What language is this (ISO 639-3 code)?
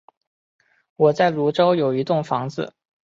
zho